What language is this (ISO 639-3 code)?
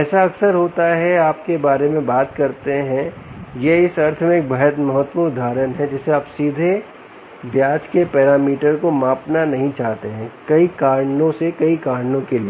hin